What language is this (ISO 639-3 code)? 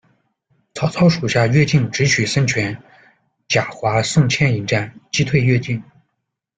zho